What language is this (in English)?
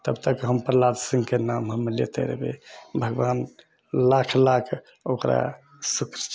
Maithili